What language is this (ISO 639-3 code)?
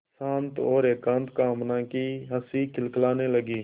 hin